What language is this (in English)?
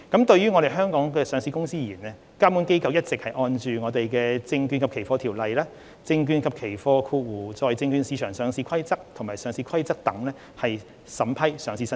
Cantonese